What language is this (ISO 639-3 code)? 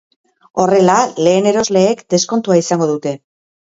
eus